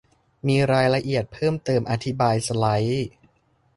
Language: Thai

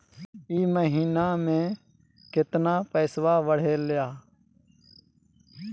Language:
Magahi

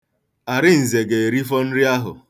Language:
Igbo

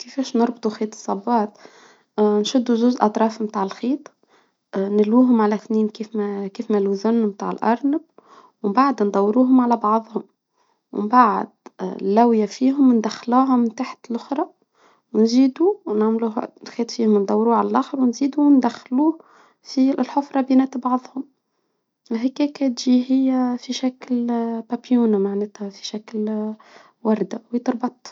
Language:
Tunisian Arabic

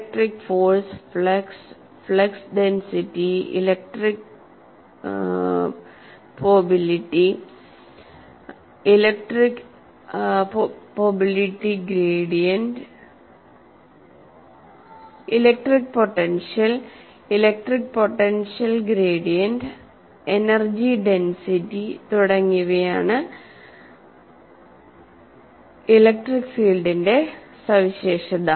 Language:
Malayalam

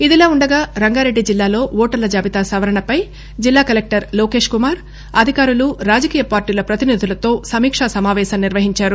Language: Telugu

